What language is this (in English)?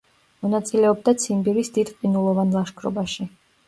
Georgian